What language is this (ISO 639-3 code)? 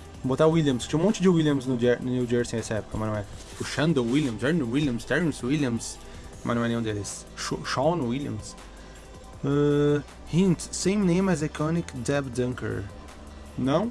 por